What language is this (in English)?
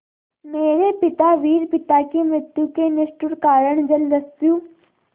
Hindi